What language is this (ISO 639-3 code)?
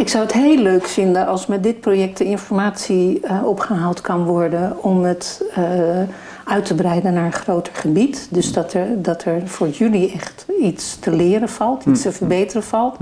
nld